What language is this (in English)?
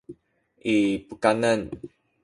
Sakizaya